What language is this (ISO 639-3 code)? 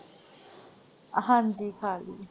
pan